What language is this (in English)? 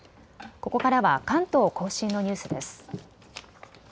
Japanese